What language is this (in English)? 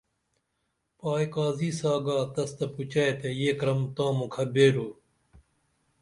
Dameli